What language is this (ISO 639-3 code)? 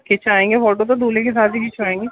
urd